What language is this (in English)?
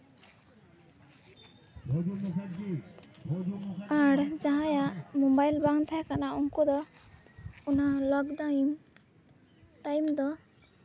Santali